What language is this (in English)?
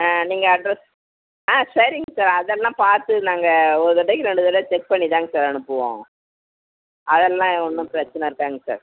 Tamil